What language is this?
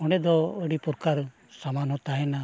Santali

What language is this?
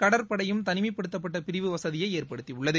Tamil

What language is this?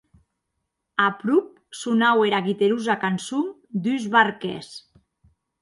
Occitan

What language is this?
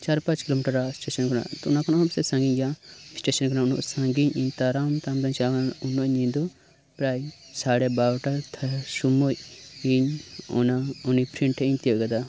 Santali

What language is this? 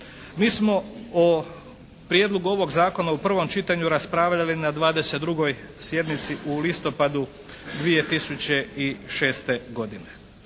Croatian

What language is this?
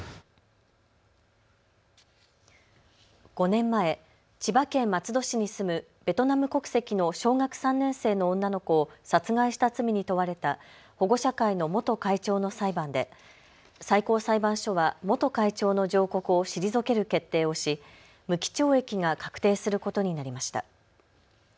Japanese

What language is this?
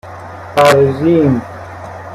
Persian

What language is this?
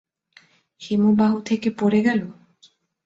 Bangla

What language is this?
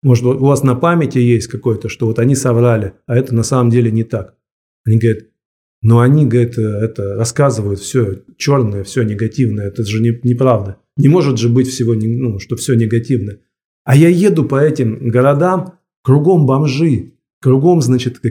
Russian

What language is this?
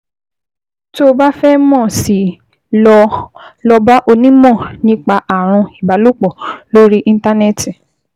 Yoruba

